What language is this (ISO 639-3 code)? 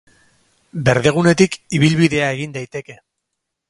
eus